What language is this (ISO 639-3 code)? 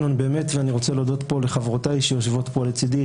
heb